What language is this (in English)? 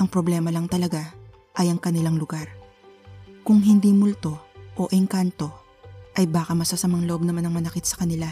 Filipino